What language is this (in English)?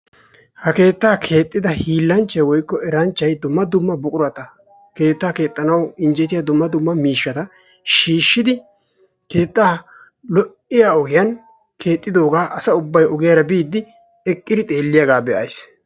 Wolaytta